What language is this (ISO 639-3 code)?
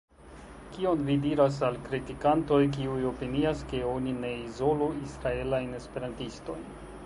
epo